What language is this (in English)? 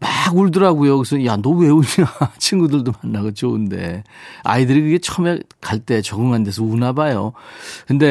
Korean